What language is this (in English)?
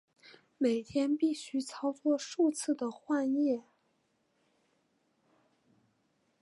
Chinese